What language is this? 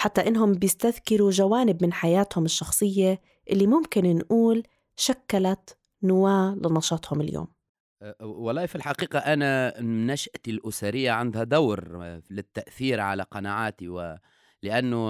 Arabic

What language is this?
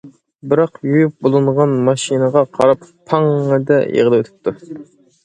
Uyghur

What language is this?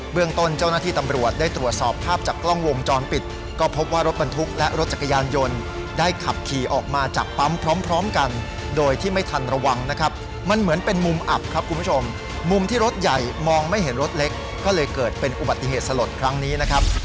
Thai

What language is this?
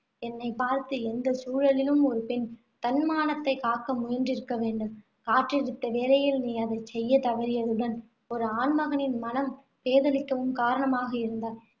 Tamil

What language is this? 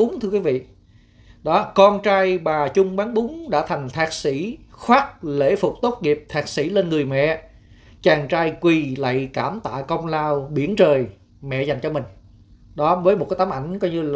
Vietnamese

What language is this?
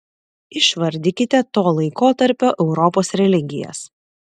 Lithuanian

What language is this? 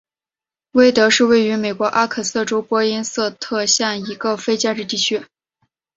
Chinese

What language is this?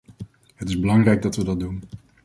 Dutch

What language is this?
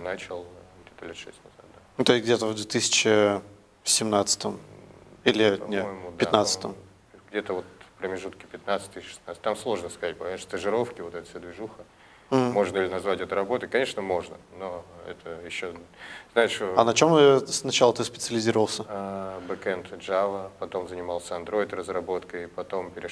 Russian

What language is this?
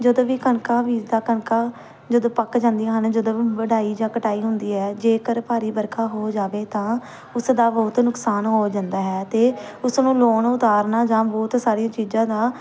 Punjabi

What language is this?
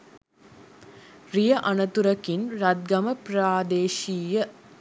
Sinhala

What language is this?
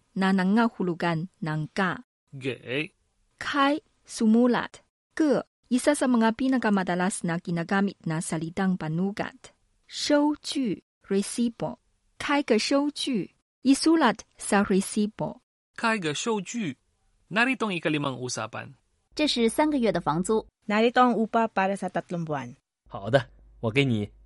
Filipino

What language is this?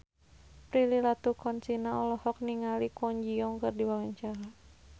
Sundanese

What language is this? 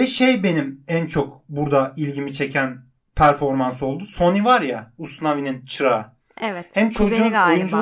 Turkish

